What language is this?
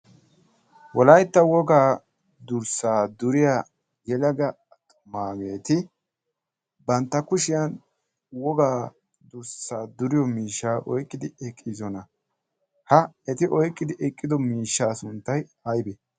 Wolaytta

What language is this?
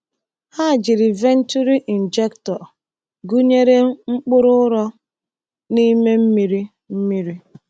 Igbo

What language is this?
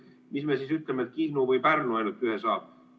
Estonian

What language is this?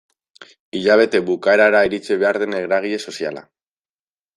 Basque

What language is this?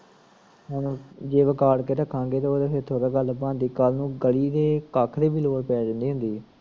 Punjabi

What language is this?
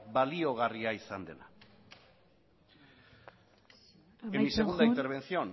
Basque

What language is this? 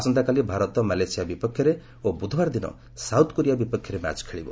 Odia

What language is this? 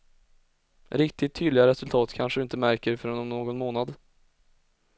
Swedish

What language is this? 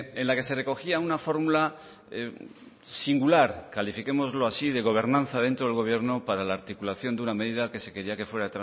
Spanish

